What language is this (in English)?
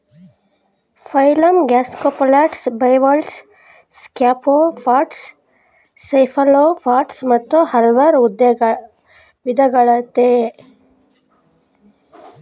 Kannada